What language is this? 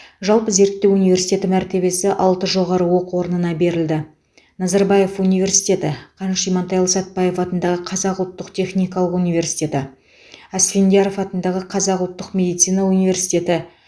Kazakh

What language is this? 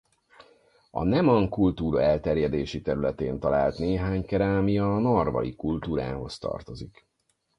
Hungarian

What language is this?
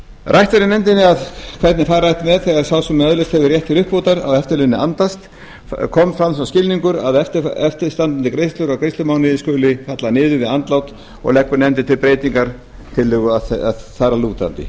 Icelandic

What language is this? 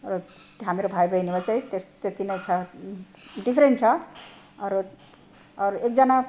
Nepali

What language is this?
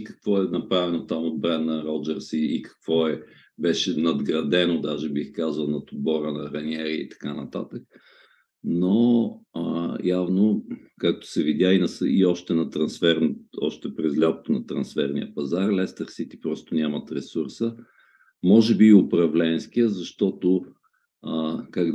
Bulgarian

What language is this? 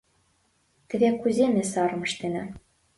Mari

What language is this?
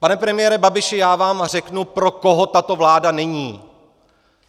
Czech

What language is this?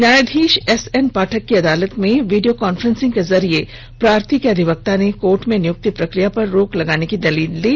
Hindi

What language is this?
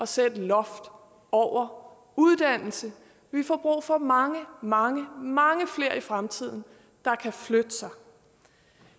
Danish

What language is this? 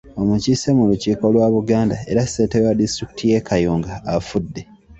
Ganda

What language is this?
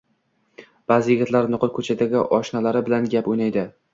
Uzbek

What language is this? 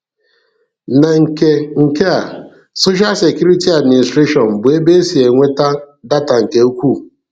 Igbo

